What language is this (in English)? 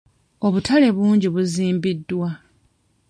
Ganda